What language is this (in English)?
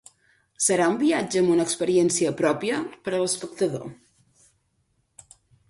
Catalan